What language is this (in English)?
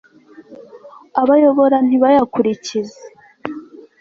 Kinyarwanda